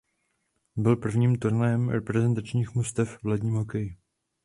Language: Czech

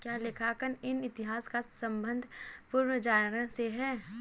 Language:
Hindi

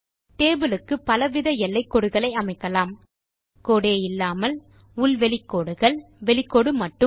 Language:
Tamil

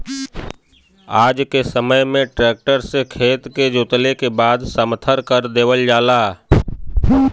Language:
Bhojpuri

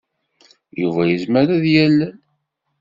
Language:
Kabyle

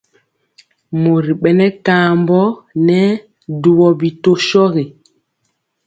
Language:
Mpiemo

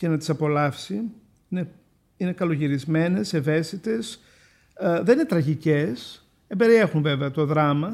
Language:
Greek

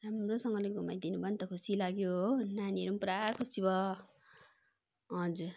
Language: Nepali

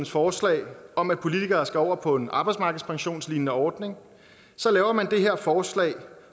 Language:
Danish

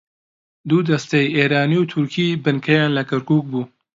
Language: Central Kurdish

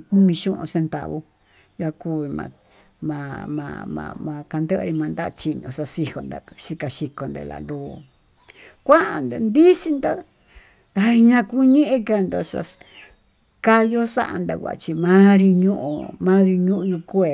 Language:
Tututepec Mixtec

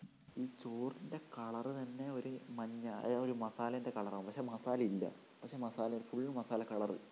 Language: Malayalam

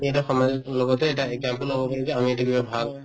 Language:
Assamese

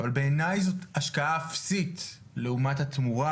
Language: Hebrew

